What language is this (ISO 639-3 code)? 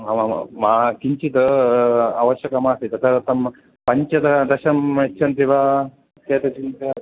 san